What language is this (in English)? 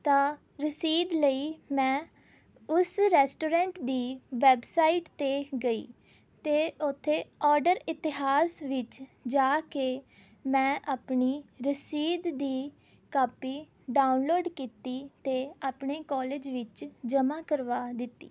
Punjabi